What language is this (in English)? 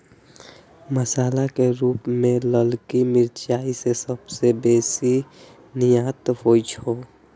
Maithili